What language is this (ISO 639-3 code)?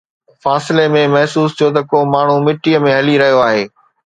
snd